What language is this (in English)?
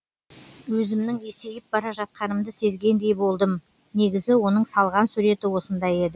Kazakh